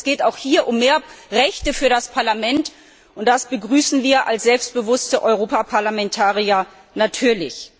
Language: German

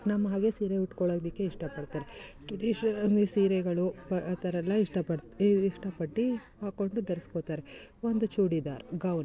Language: Kannada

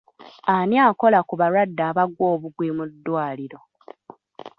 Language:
Ganda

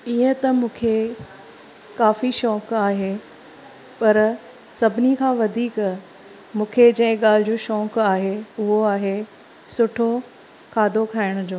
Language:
Sindhi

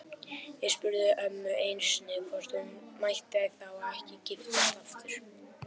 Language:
Icelandic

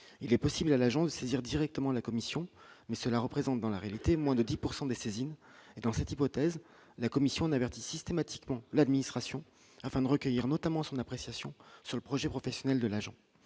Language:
French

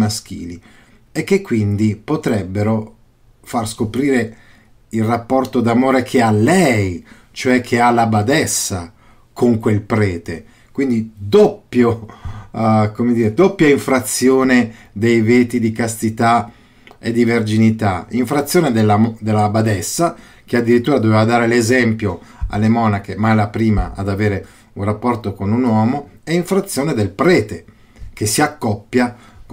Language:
Italian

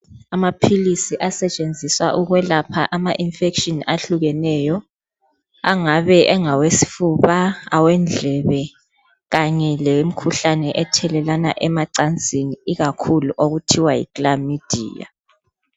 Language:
North Ndebele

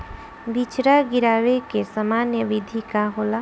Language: Bhojpuri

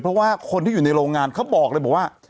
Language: Thai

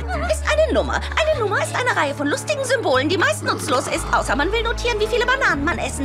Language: German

